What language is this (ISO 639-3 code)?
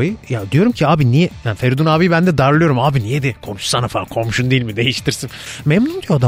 tur